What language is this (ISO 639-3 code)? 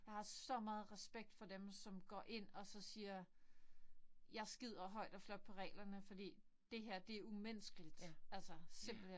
dan